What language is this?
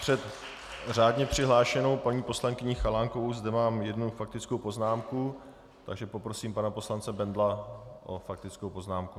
Czech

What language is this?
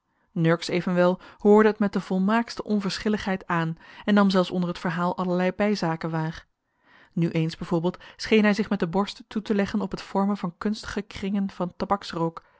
Dutch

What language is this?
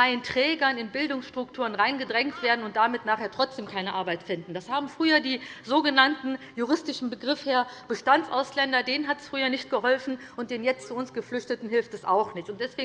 German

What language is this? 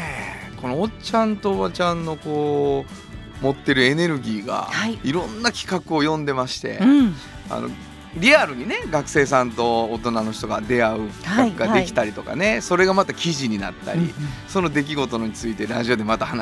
Japanese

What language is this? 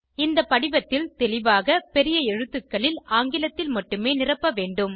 Tamil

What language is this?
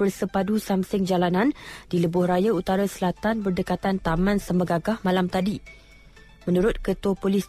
Malay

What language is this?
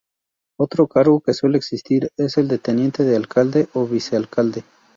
Spanish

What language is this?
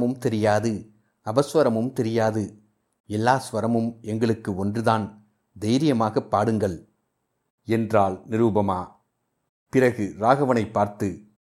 Tamil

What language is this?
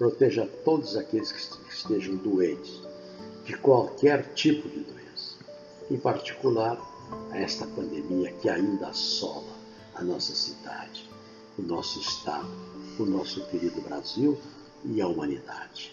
Portuguese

